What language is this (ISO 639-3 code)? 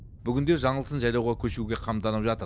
kaz